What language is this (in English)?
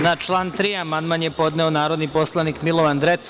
Serbian